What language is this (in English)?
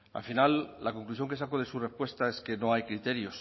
Spanish